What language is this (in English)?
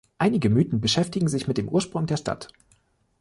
German